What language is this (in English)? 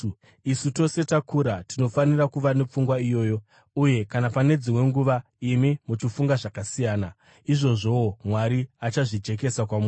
Shona